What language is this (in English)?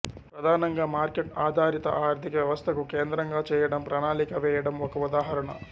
Telugu